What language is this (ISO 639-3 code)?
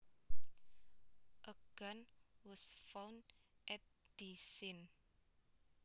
jav